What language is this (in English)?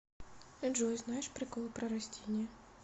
Russian